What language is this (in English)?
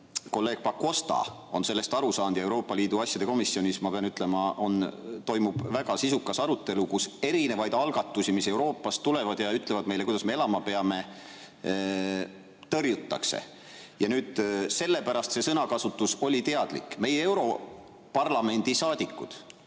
Estonian